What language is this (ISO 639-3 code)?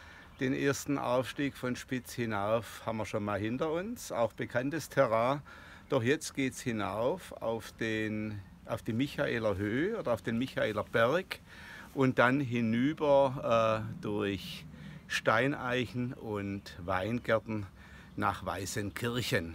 deu